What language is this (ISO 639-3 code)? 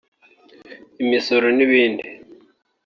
kin